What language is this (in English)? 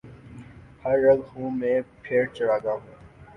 Urdu